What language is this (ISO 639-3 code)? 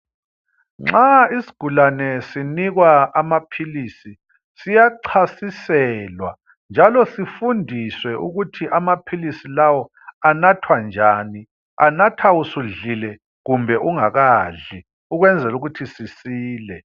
nde